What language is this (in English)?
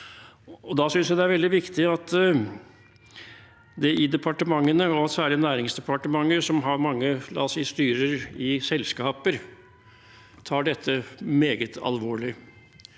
Norwegian